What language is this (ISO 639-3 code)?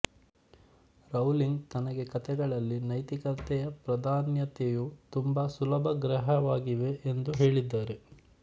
kan